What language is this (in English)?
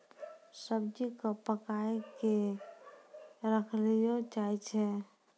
Maithili